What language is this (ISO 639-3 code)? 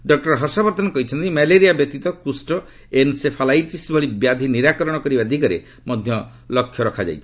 ori